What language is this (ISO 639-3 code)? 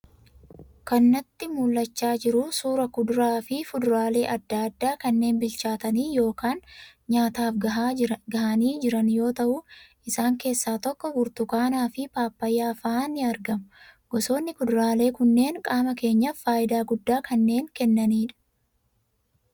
orm